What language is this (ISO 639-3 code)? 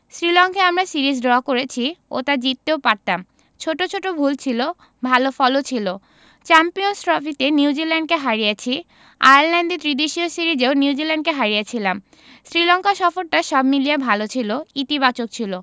ben